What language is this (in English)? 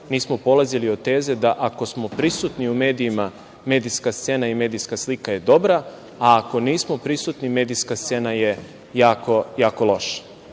Serbian